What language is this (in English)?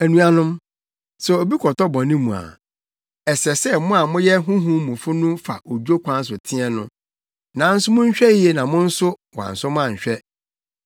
Akan